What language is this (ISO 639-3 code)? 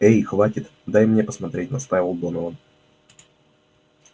rus